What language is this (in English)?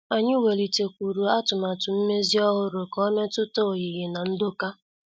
Igbo